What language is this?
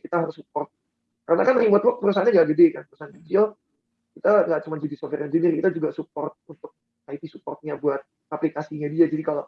Indonesian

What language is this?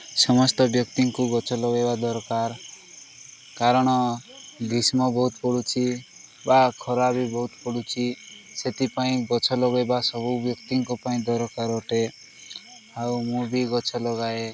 Odia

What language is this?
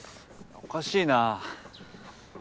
Japanese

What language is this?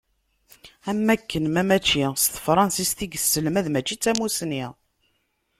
Kabyle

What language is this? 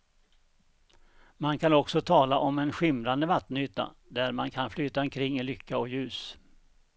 Swedish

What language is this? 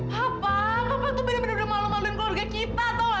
Indonesian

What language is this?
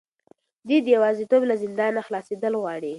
Pashto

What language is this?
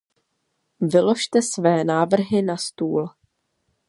Czech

